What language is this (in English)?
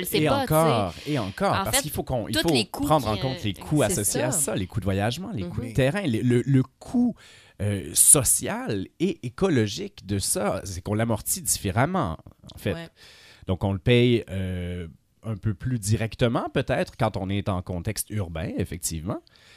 French